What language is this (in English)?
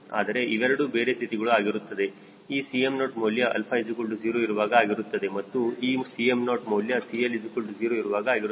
Kannada